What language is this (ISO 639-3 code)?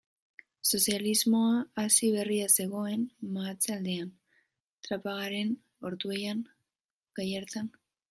eus